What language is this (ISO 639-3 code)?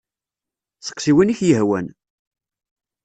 kab